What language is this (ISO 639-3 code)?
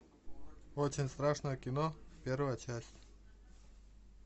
rus